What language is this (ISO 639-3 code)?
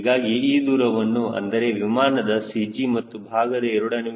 kan